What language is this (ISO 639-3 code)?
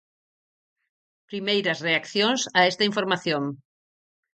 glg